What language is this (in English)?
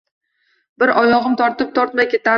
Uzbek